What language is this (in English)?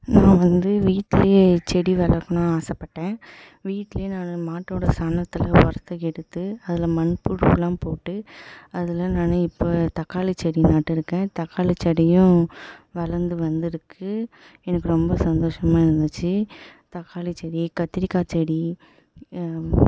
Tamil